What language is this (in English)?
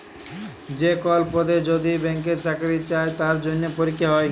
Bangla